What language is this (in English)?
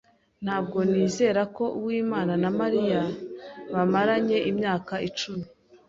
Kinyarwanda